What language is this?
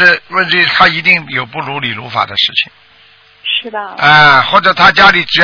Chinese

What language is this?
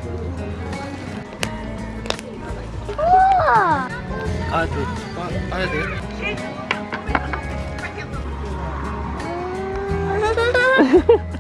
Korean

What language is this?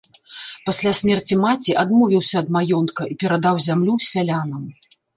Belarusian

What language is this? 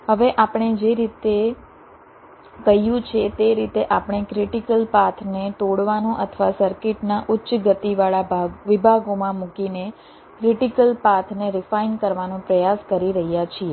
Gujarati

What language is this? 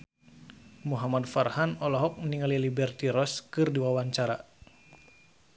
Sundanese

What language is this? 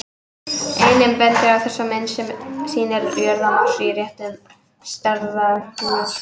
Icelandic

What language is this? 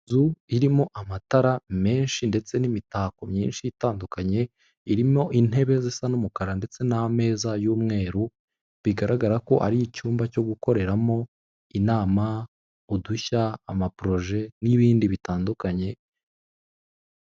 Kinyarwanda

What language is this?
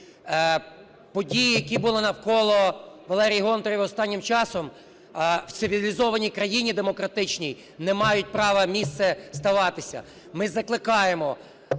Ukrainian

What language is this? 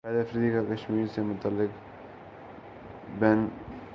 Urdu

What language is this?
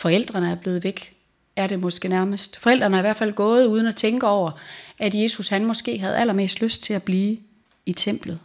Danish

